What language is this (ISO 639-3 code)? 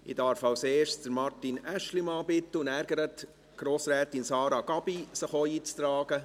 gsw